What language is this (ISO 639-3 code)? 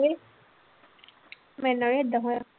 pan